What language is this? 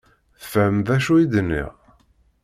Kabyle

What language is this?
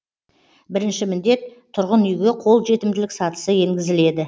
Kazakh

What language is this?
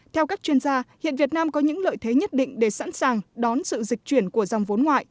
Vietnamese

